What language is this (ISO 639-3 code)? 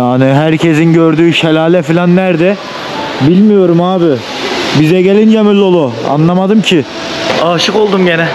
tur